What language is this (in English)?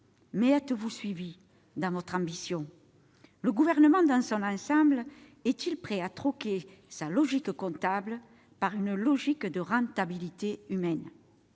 French